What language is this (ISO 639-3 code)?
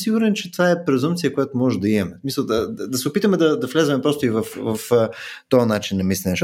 bul